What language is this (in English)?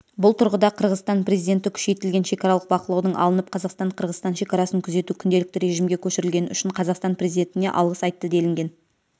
Kazakh